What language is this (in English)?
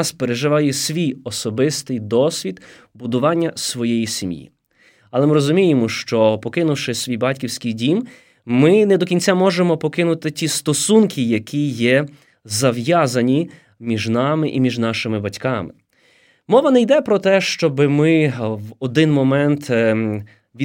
Ukrainian